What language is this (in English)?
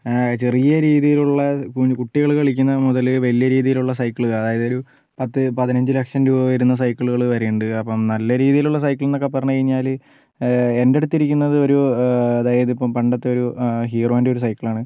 Malayalam